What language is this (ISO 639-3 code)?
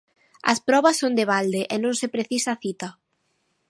glg